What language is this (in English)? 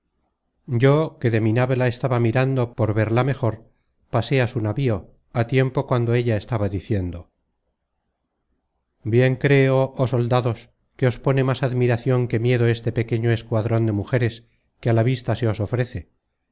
Spanish